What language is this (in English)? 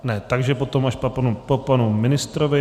Czech